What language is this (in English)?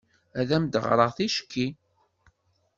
Kabyle